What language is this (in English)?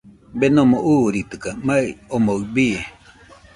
Nüpode Huitoto